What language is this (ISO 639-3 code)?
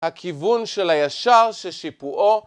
heb